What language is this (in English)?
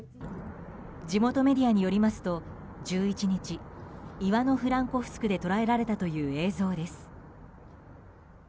Japanese